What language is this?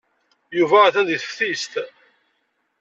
Kabyle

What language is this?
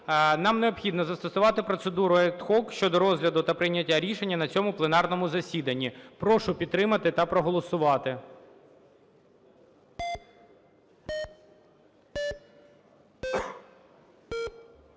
Ukrainian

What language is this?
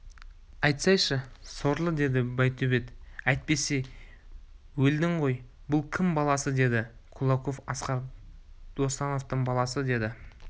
Kazakh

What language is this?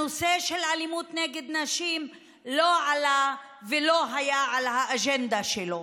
Hebrew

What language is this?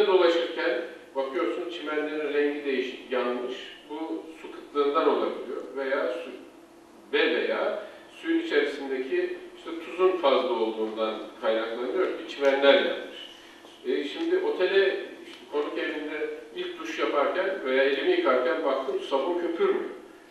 Turkish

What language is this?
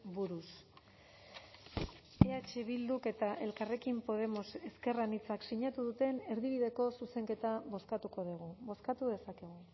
Basque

